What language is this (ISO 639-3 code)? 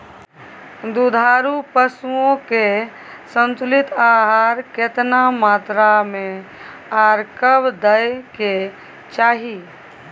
mai